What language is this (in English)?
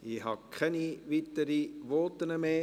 Swiss German